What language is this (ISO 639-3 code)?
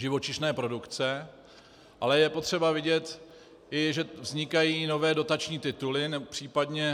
ces